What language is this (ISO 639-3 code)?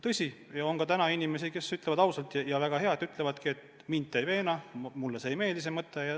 est